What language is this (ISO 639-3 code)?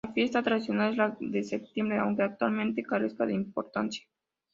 spa